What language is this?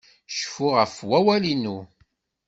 Kabyle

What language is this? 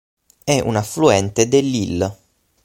Italian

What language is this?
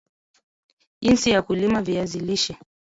Swahili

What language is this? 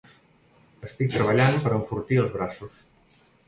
Catalan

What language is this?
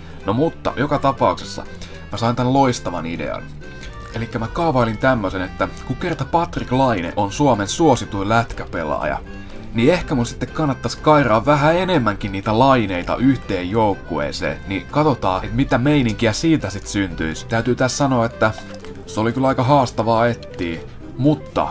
Finnish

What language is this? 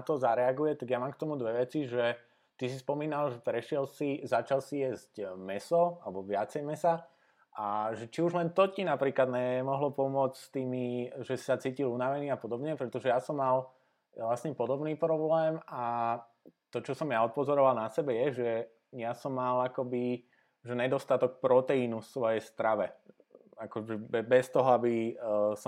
Slovak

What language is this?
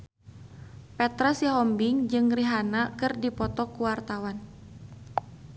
Sundanese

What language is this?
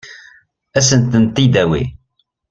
Kabyle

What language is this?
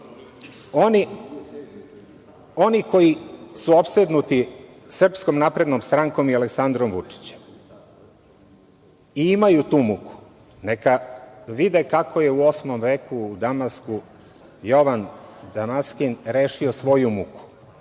Serbian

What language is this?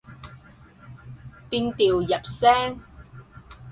Cantonese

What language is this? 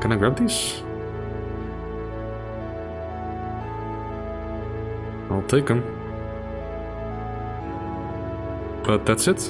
English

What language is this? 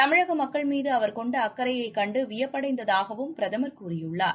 Tamil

